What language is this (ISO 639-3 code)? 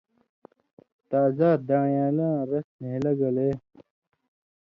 mvy